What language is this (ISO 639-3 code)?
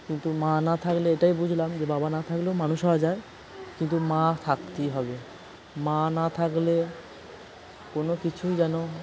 ben